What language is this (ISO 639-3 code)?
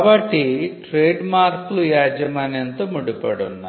tel